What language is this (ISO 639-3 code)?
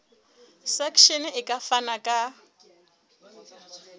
sot